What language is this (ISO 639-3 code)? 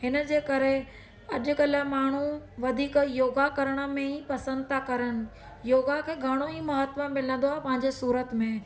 snd